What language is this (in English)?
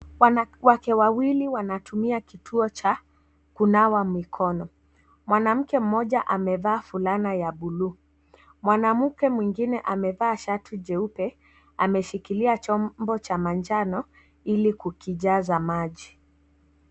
Swahili